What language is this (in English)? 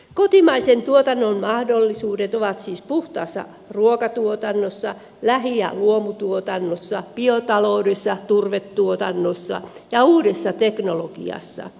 Finnish